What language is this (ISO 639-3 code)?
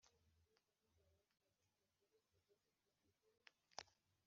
kin